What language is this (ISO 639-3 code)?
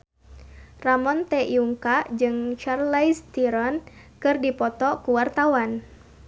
sun